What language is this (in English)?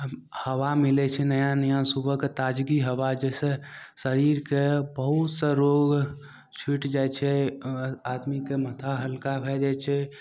Maithili